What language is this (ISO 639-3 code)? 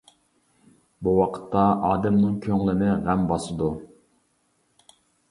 uig